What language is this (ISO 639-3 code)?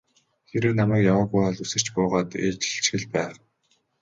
mon